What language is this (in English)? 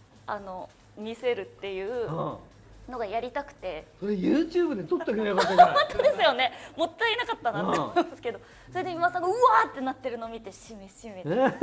Japanese